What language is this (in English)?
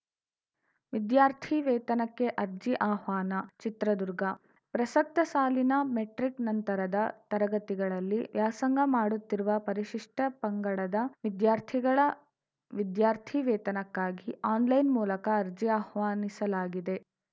Kannada